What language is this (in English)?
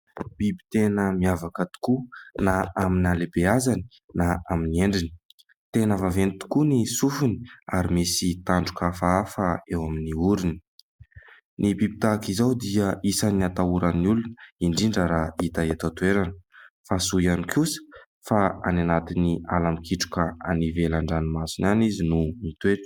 Malagasy